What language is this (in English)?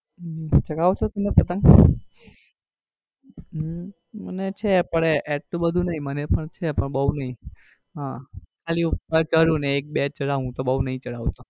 Gujarati